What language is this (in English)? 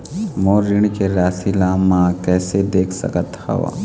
Chhattisgarhi